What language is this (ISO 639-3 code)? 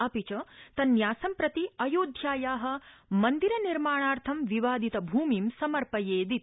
san